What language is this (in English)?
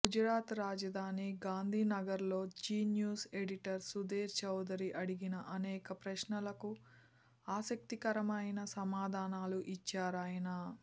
Telugu